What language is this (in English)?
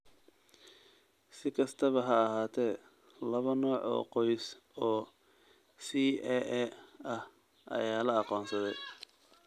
Somali